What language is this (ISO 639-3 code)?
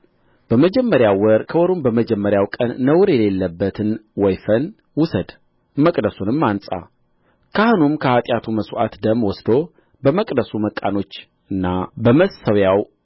amh